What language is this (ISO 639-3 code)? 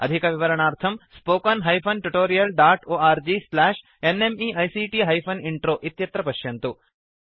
san